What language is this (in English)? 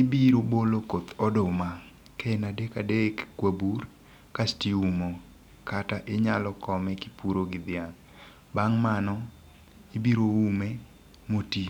Luo (Kenya and Tanzania)